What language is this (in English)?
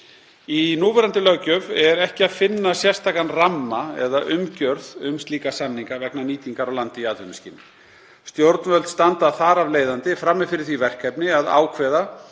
Icelandic